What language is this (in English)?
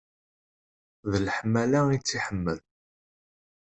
Kabyle